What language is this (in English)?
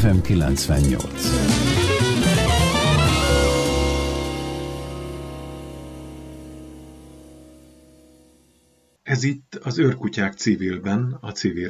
Hungarian